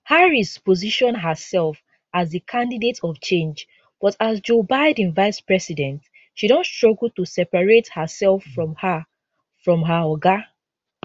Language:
Nigerian Pidgin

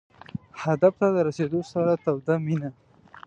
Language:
Pashto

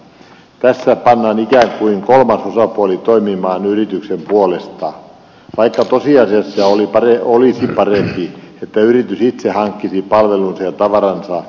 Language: Finnish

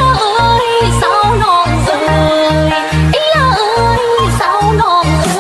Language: Thai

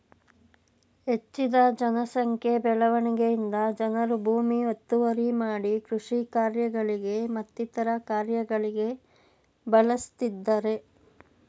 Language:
Kannada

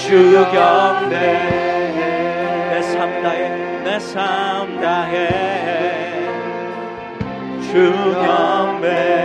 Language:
Korean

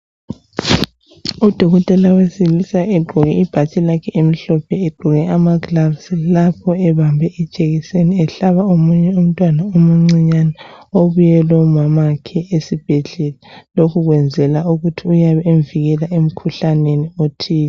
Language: North Ndebele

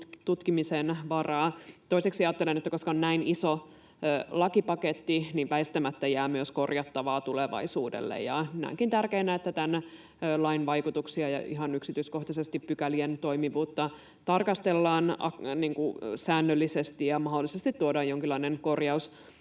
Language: Finnish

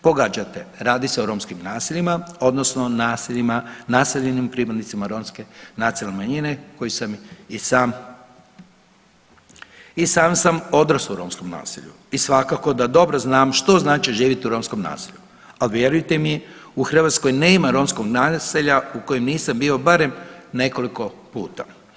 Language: Croatian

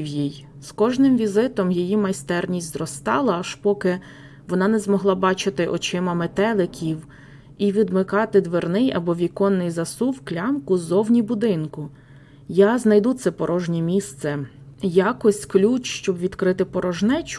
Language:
Ukrainian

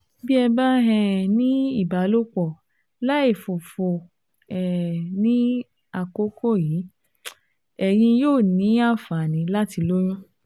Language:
Yoruba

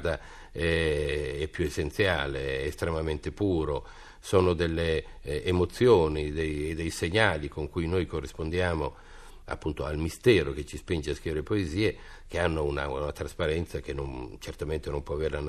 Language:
Italian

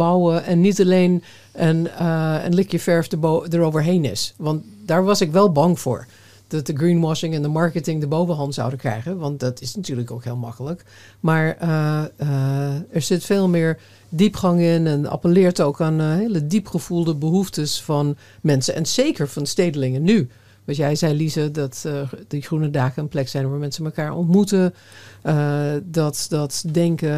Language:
Dutch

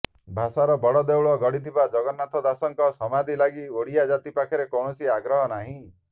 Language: Odia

